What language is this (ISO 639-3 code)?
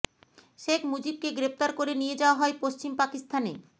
ben